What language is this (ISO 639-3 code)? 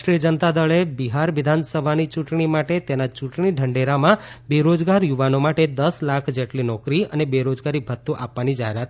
guj